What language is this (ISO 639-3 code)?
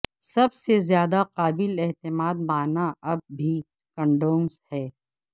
urd